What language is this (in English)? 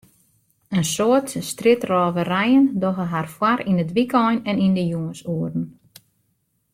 Western Frisian